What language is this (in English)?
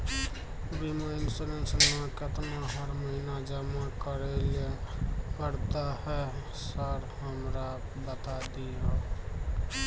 Maithili